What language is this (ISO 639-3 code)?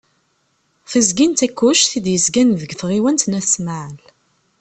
kab